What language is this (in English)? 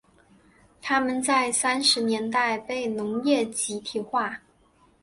Chinese